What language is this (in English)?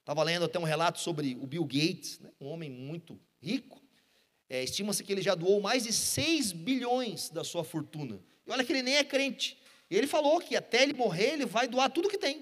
Portuguese